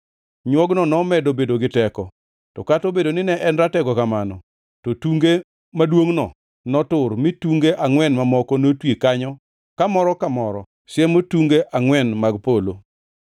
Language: Luo (Kenya and Tanzania)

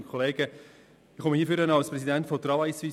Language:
Swiss German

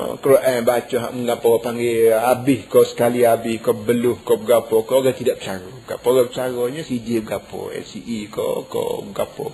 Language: Malay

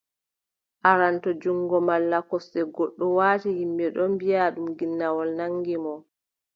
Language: Adamawa Fulfulde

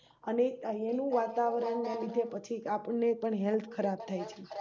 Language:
Gujarati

